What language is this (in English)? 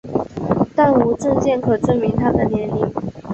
Chinese